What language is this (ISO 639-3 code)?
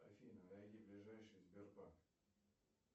rus